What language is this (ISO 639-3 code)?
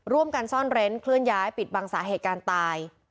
tha